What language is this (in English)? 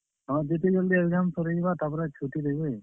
Odia